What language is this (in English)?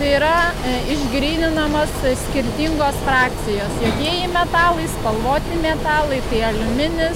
Lithuanian